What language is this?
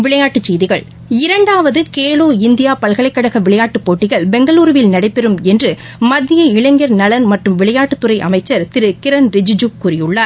Tamil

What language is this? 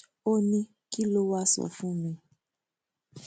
Yoruba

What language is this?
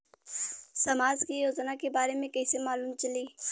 Bhojpuri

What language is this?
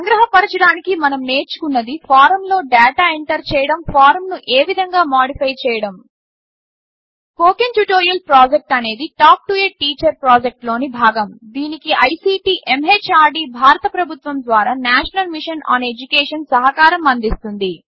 Telugu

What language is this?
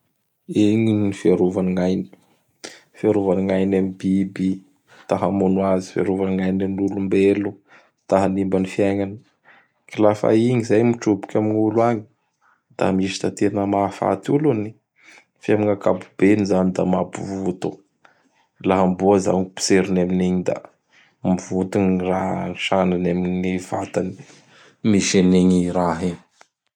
Bara Malagasy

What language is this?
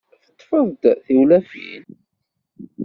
Kabyle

